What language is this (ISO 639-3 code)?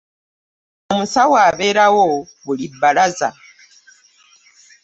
lug